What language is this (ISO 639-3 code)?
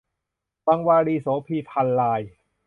tha